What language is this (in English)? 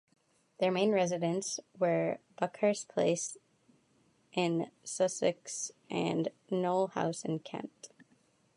English